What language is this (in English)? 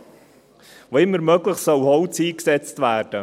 Swiss German